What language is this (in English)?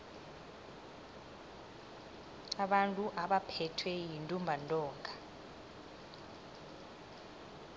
South Ndebele